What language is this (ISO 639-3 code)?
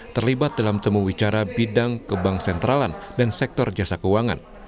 ind